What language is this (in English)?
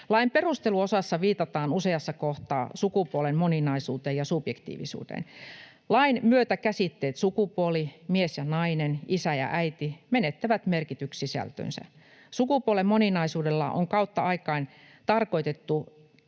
Finnish